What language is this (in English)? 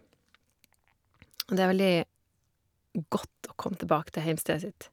Norwegian